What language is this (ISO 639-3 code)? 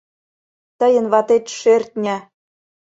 chm